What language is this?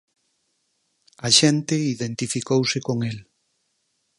Galician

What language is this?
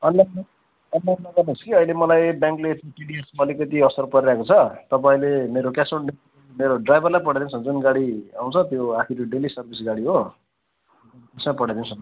Nepali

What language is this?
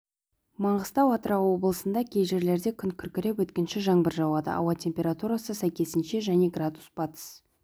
Kazakh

